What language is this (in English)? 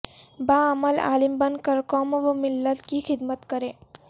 Urdu